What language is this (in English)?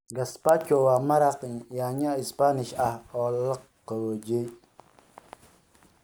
Somali